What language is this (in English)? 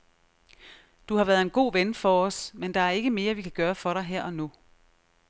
Danish